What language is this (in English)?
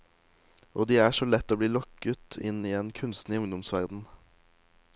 Norwegian